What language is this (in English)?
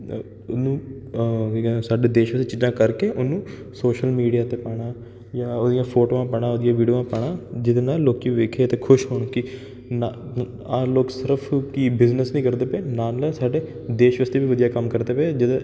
Punjabi